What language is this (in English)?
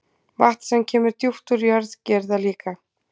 Icelandic